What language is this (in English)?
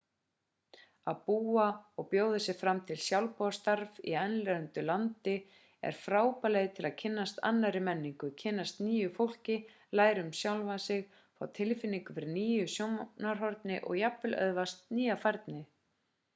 Icelandic